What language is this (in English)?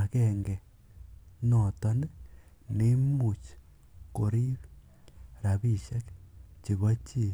Kalenjin